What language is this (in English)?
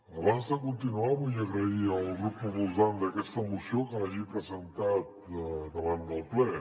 Catalan